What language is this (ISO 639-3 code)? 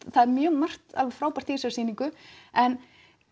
isl